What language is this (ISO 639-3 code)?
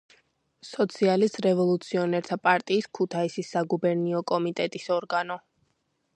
kat